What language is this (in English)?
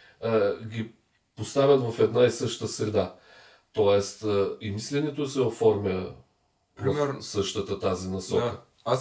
Bulgarian